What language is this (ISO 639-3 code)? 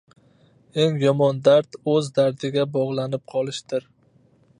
uzb